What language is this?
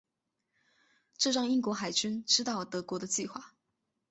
Chinese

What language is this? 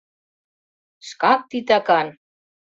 Mari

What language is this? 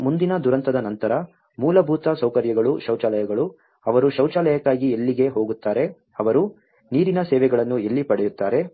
Kannada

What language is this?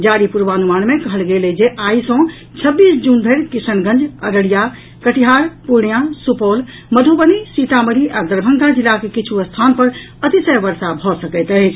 Maithili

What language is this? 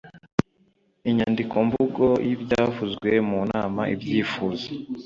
Kinyarwanda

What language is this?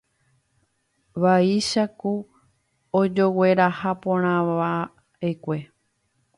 Guarani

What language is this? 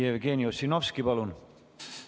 Estonian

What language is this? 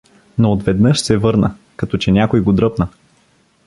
Bulgarian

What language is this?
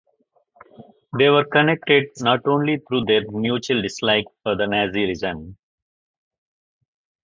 English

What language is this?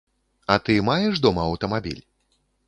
Belarusian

